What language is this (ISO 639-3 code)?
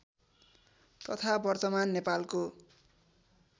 nep